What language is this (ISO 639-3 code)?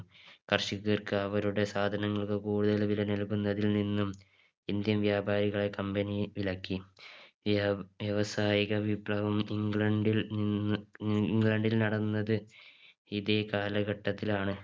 mal